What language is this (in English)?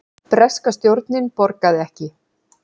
Icelandic